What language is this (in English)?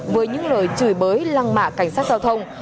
Vietnamese